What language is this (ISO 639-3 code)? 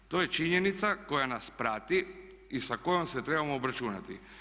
hrv